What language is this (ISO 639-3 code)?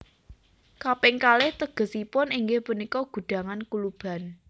jav